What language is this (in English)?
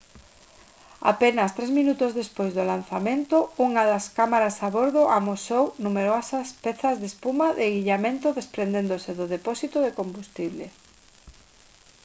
Galician